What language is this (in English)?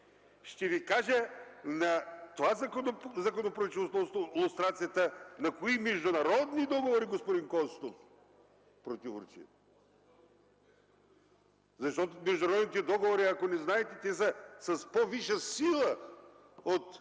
Bulgarian